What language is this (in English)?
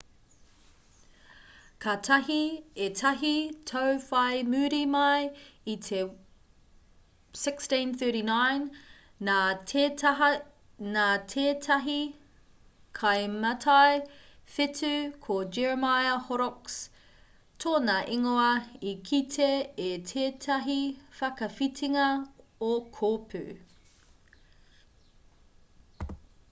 Māori